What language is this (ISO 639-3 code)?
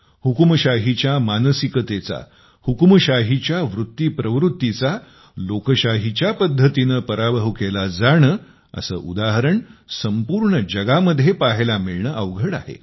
mar